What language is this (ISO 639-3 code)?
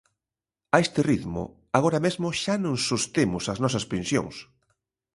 glg